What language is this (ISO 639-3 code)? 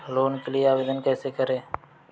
hin